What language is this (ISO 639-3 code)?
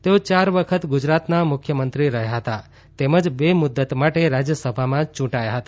guj